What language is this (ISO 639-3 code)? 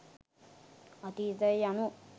sin